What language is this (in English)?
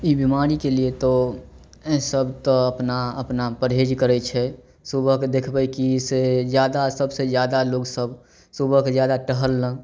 Maithili